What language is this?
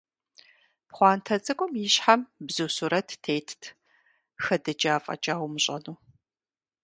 Kabardian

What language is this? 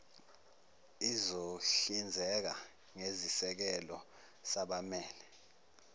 Zulu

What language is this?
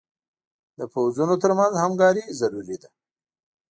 Pashto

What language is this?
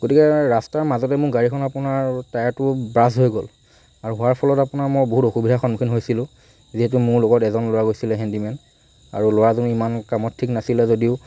Assamese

